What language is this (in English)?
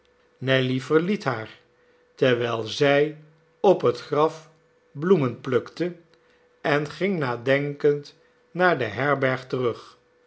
Dutch